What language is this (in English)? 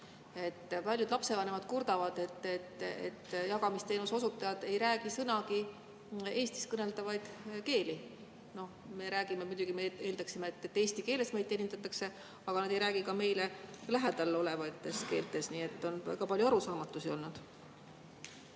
Estonian